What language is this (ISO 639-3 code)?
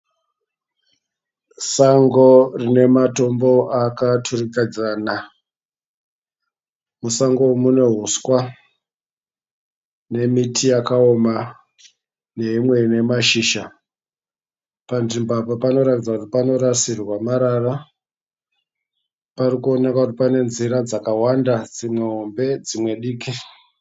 sna